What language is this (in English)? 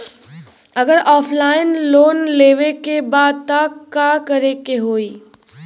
Bhojpuri